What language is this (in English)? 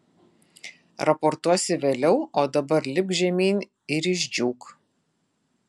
Lithuanian